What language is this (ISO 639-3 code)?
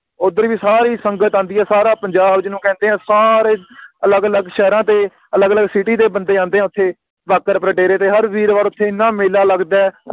pan